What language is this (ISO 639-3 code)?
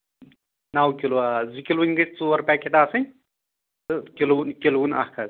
kas